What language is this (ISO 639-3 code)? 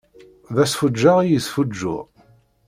kab